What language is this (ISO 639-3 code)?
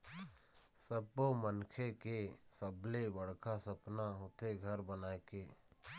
hne